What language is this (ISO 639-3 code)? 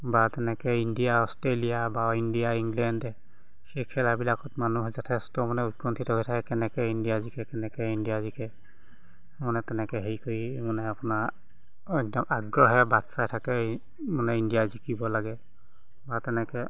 asm